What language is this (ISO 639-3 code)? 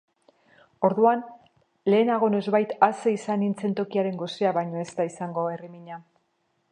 eus